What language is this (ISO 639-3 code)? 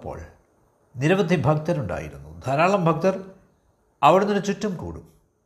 mal